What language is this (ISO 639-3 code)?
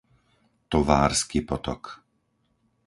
slk